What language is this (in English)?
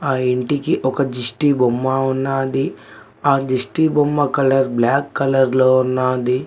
Telugu